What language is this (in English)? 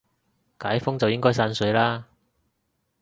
Cantonese